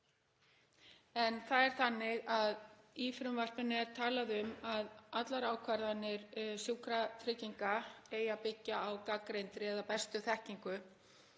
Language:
Icelandic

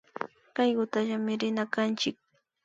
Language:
Imbabura Highland Quichua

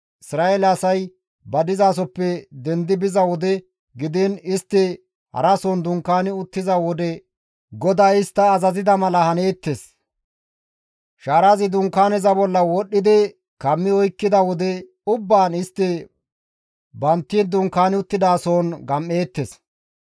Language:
Gamo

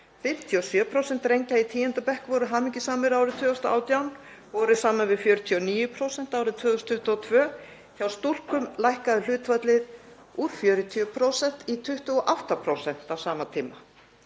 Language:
Icelandic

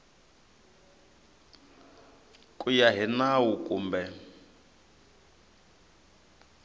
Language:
Tsonga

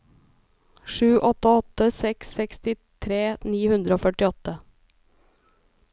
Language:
Norwegian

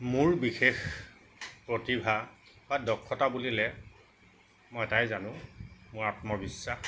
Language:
Assamese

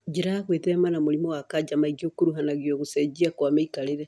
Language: Kikuyu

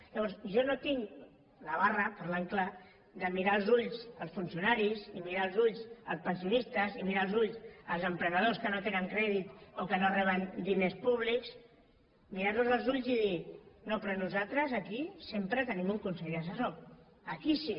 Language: Catalan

